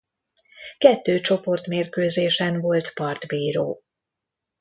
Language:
Hungarian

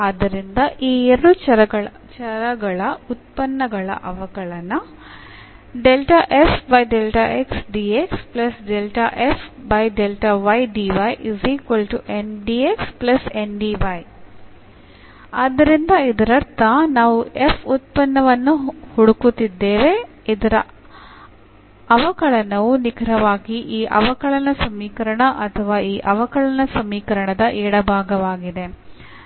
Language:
Kannada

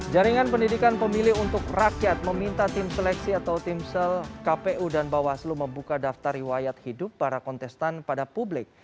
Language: Indonesian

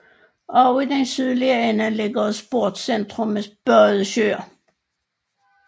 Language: Danish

